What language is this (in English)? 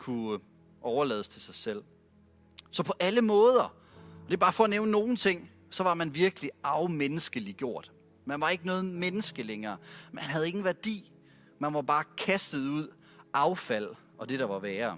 Danish